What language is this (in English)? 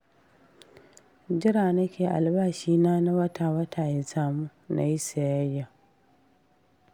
Hausa